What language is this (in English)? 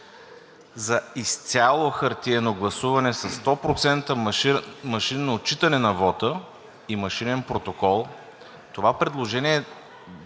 Bulgarian